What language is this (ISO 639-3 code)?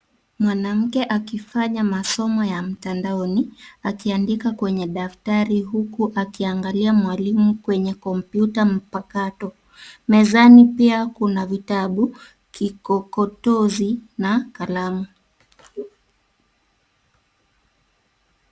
swa